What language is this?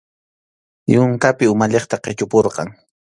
Arequipa-La Unión Quechua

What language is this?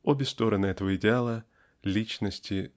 Russian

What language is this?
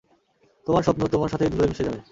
Bangla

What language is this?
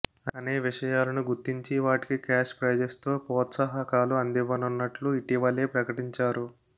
Telugu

